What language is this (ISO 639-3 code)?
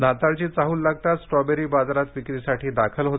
mar